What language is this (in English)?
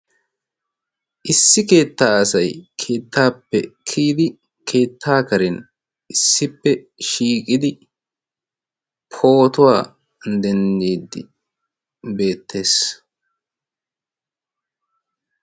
Wolaytta